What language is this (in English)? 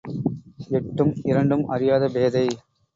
Tamil